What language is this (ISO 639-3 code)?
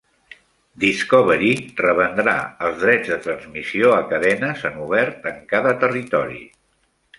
cat